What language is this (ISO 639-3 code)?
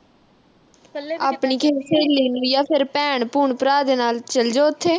pan